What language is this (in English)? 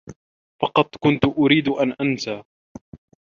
Arabic